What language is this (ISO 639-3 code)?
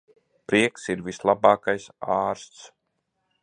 lav